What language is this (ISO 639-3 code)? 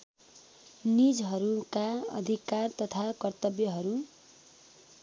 nep